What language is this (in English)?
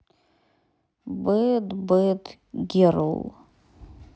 Russian